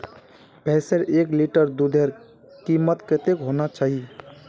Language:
Magahi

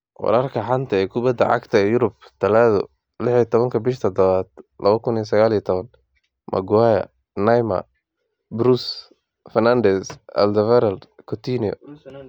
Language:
Somali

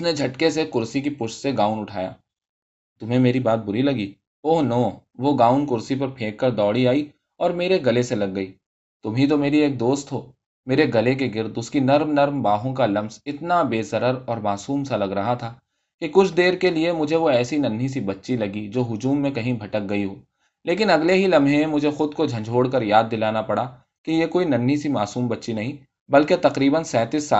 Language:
Urdu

